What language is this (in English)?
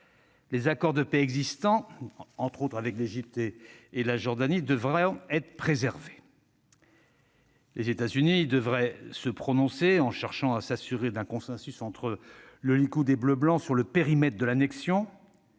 French